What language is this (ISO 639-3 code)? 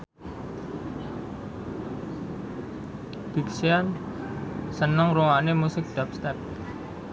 jav